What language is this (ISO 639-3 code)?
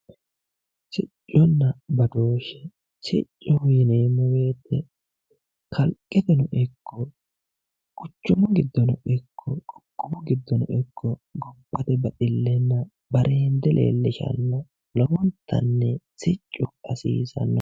sid